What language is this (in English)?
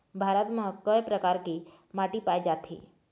Chhattisgarhi